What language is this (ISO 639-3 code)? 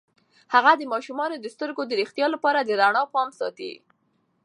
pus